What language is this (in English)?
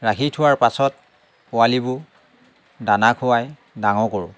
Assamese